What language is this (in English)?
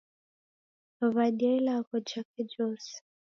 Taita